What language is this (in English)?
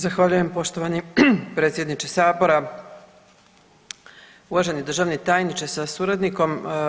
Croatian